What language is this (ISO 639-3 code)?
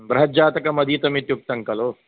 san